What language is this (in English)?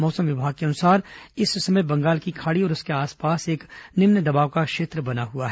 Hindi